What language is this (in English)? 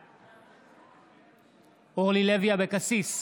Hebrew